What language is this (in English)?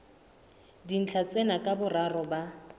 Southern Sotho